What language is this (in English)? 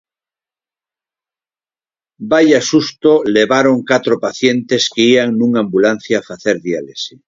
Galician